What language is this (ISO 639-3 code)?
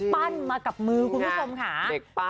tha